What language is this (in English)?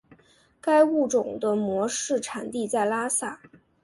Chinese